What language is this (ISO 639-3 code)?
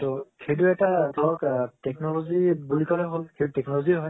asm